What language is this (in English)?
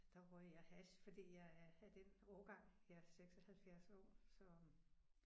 Danish